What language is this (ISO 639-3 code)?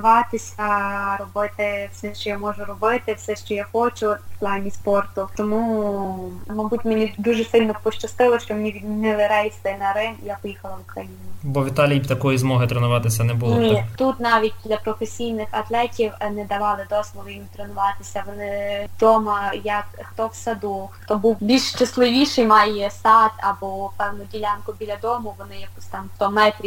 ukr